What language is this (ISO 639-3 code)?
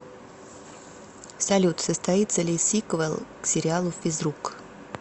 rus